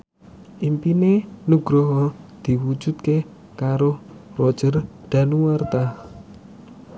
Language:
Javanese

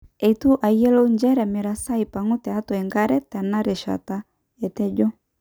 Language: Masai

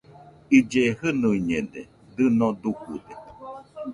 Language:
Nüpode Huitoto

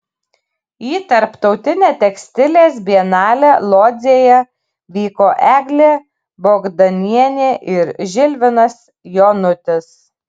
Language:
Lithuanian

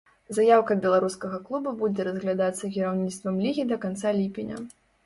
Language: Belarusian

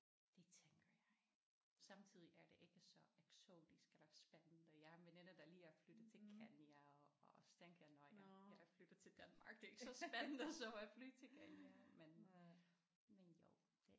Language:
Danish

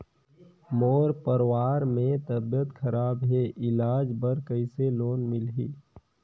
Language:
Chhattisgarhi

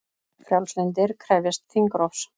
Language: Icelandic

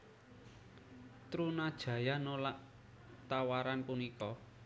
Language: Javanese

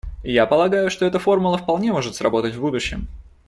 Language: Russian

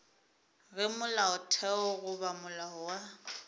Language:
Northern Sotho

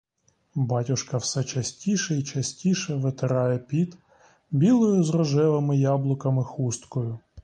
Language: Ukrainian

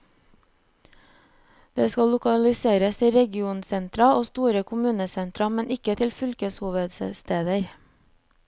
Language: Norwegian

